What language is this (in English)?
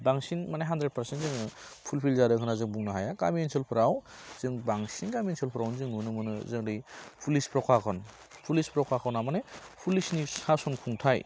Bodo